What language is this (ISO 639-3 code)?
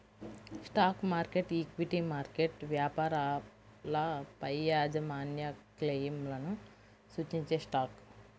tel